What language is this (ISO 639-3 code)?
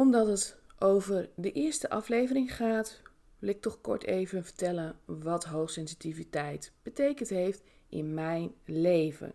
nld